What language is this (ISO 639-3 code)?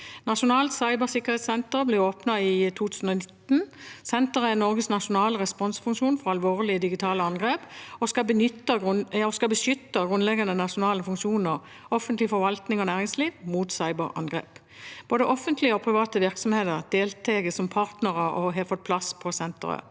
nor